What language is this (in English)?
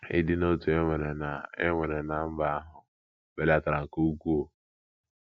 Igbo